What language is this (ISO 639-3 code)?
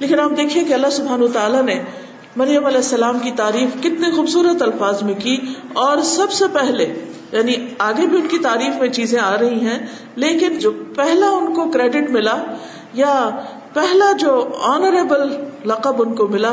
urd